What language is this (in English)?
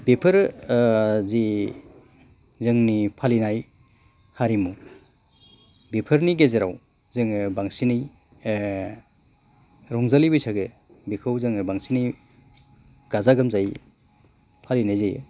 Bodo